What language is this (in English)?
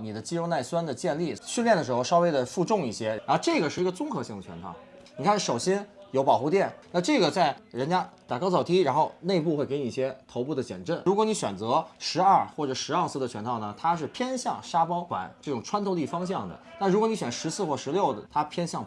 Chinese